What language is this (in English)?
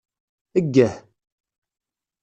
Kabyle